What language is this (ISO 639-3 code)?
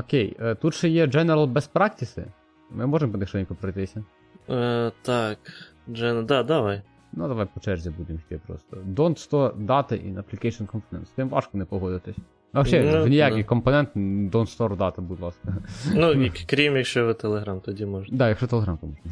ukr